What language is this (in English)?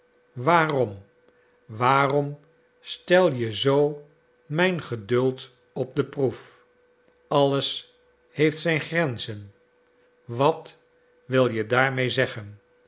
Dutch